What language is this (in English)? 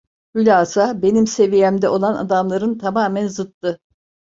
Turkish